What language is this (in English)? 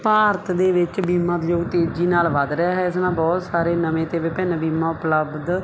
Punjabi